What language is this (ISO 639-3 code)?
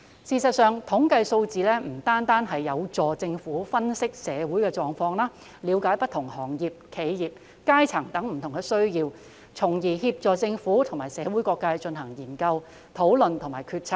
yue